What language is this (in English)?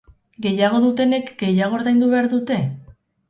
Basque